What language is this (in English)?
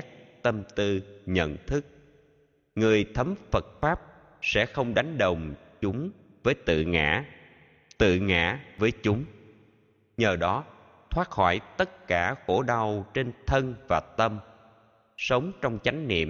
Vietnamese